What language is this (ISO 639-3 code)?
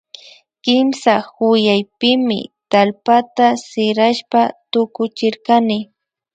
qvi